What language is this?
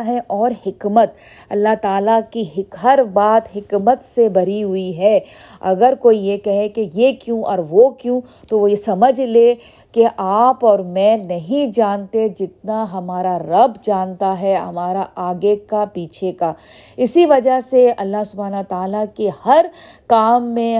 Urdu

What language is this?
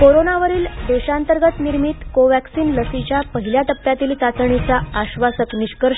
Marathi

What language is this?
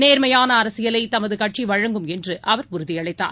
Tamil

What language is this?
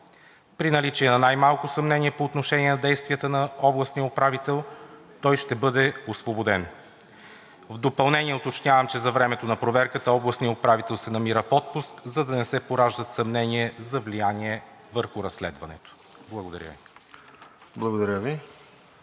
Bulgarian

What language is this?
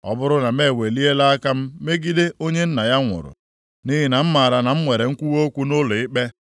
Igbo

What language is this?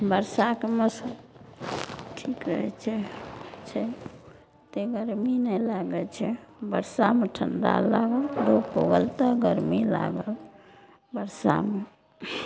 Maithili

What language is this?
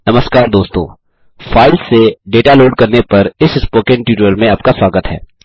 Hindi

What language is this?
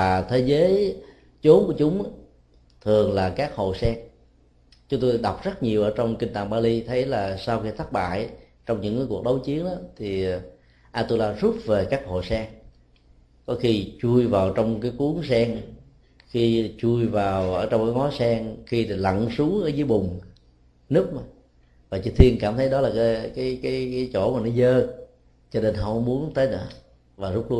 Vietnamese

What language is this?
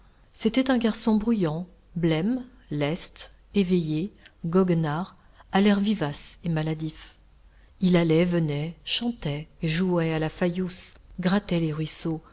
French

